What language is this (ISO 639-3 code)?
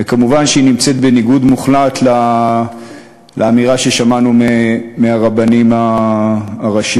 heb